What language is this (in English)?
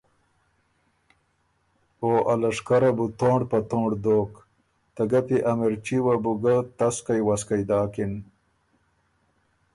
Ormuri